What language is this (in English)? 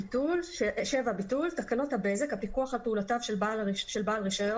Hebrew